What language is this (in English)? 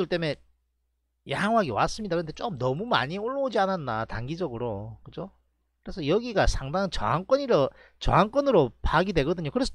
Korean